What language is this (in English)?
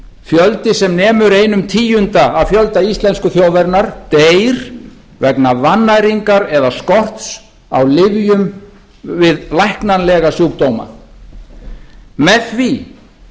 Icelandic